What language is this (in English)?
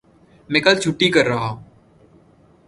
Urdu